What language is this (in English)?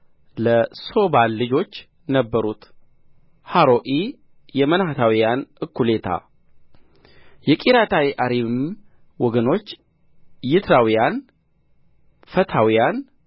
Amharic